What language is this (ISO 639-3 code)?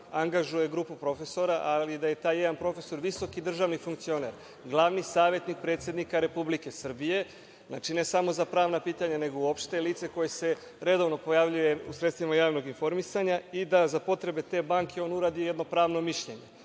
srp